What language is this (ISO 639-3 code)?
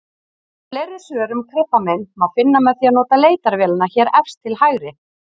isl